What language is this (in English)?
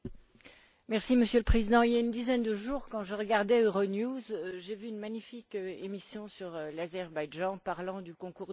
French